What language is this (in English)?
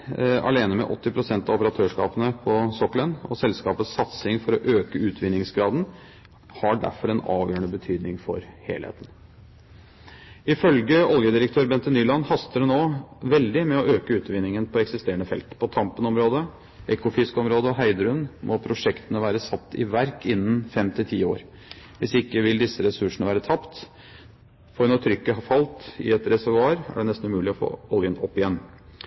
Norwegian Bokmål